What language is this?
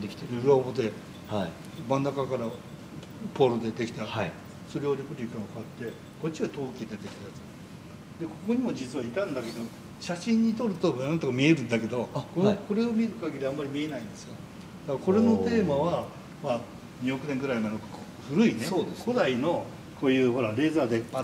Japanese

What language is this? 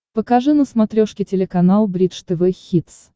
Russian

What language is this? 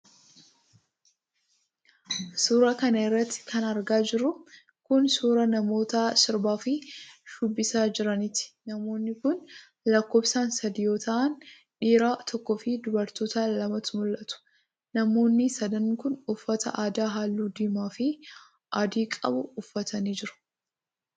Oromo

